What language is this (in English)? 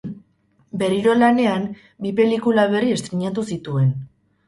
Basque